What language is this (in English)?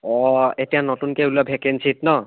Assamese